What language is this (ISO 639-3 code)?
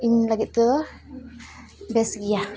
sat